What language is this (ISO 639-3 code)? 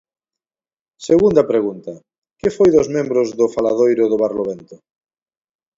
glg